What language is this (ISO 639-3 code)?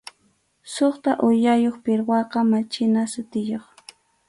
qxu